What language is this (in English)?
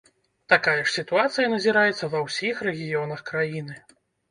Belarusian